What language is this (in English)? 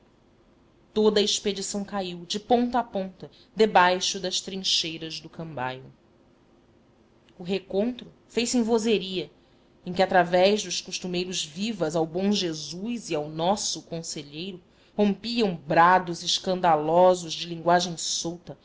Portuguese